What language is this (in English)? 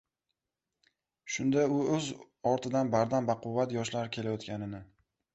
Uzbek